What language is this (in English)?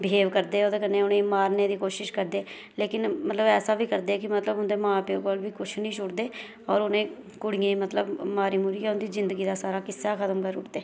Dogri